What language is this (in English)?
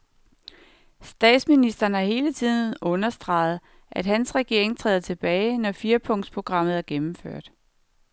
Danish